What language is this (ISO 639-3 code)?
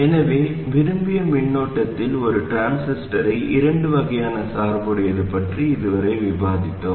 tam